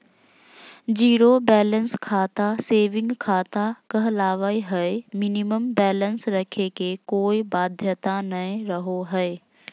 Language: Magahi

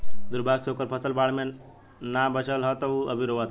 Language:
Bhojpuri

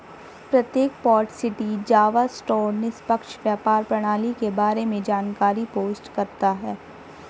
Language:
Hindi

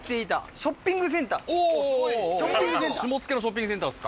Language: Japanese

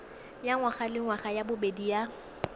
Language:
Tswana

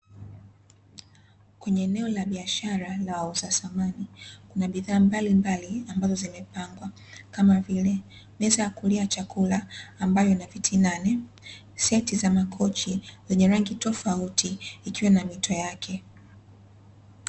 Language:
Swahili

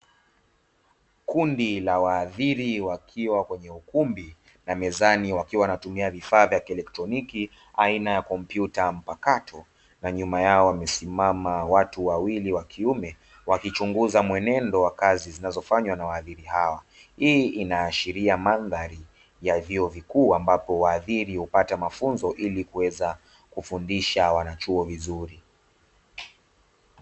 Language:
Swahili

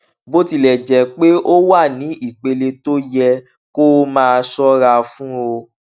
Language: Yoruba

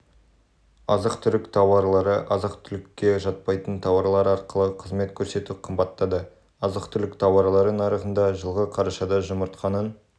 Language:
Kazakh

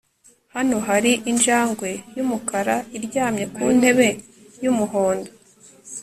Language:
Kinyarwanda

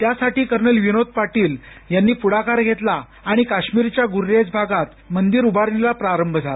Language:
Marathi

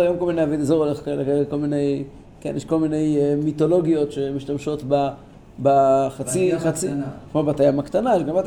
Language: Hebrew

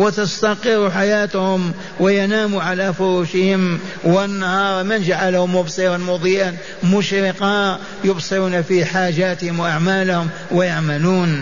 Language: Arabic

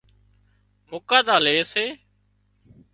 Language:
Wadiyara Koli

